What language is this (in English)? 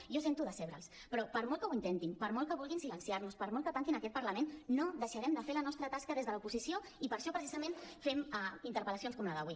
Catalan